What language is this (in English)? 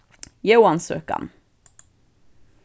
Faroese